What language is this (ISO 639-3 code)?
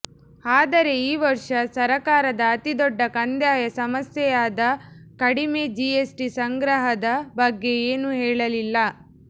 kan